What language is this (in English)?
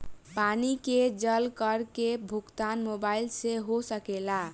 Bhojpuri